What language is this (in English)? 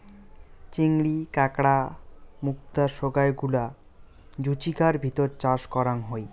Bangla